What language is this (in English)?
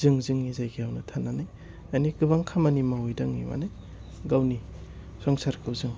Bodo